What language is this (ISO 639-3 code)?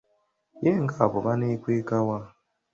lug